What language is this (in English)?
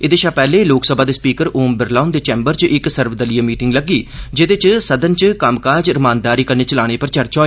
Dogri